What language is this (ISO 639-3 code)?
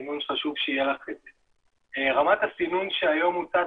heb